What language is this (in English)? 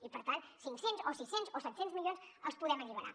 Catalan